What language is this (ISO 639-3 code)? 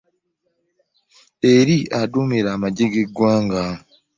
lug